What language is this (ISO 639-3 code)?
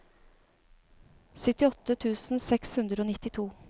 nor